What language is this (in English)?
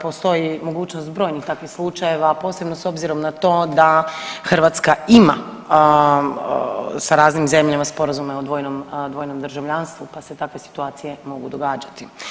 Croatian